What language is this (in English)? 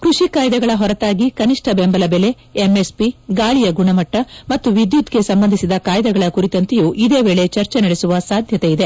Kannada